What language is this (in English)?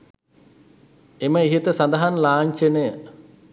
Sinhala